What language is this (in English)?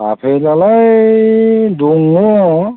Bodo